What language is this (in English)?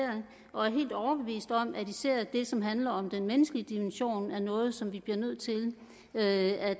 Danish